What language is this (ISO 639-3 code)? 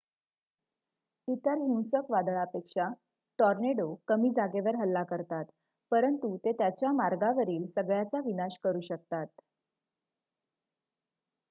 mar